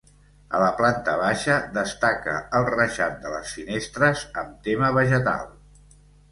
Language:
Catalan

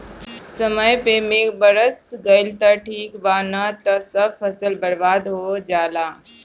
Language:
Bhojpuri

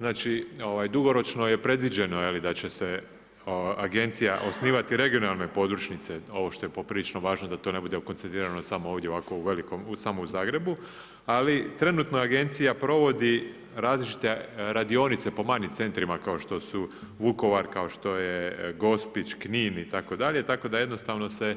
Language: Croatian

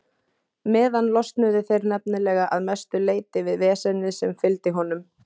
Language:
Icelandic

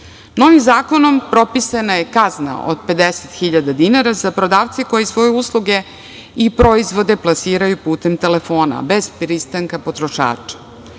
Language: Serbian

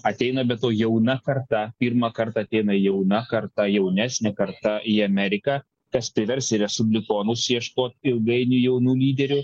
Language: Lithuanian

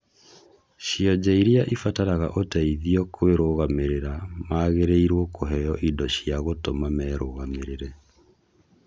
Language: Kikuyu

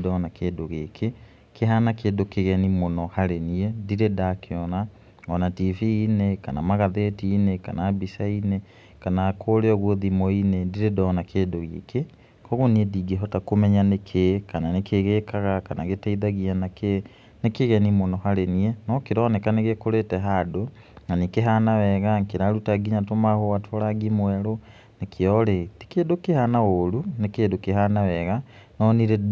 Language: Kikuyu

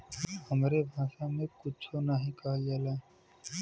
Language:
Bhojpuri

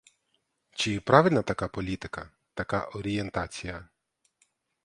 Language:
Ukrainian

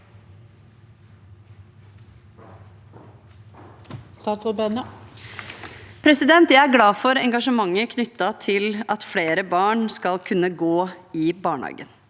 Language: Norwegian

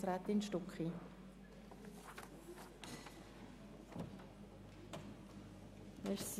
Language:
Swiss German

